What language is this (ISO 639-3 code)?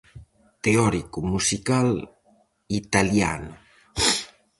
glg